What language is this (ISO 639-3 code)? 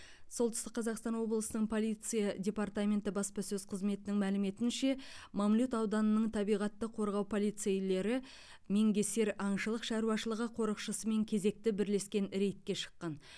kaz